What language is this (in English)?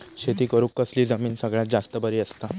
Marathi